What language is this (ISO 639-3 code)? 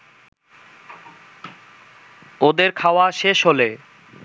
ben